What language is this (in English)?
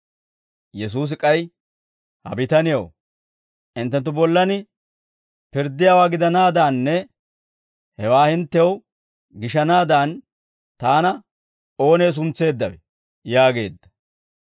Dawro